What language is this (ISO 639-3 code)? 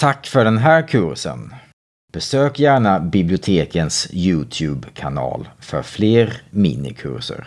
swe